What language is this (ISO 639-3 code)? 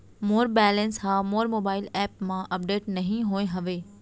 hne